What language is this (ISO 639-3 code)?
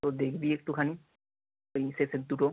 ben